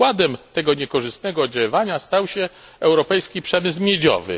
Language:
Polish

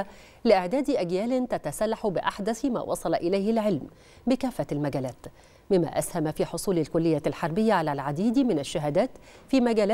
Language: Arabic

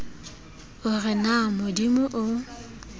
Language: Southern Sotho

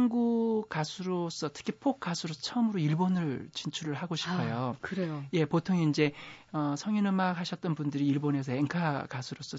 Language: Korean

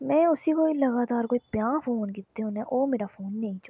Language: Dogri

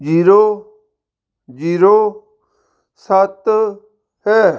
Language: Punjabi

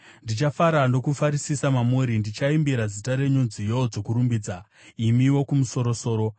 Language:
Shona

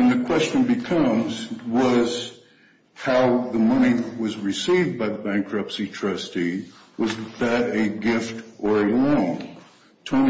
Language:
English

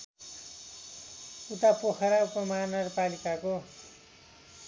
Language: Nepali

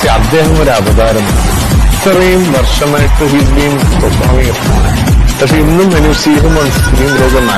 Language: Kannada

